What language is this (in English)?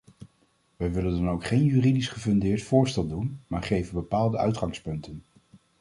Dutch